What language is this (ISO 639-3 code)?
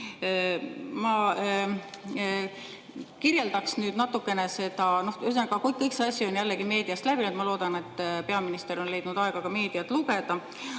est